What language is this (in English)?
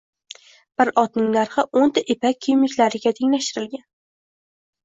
Uzbek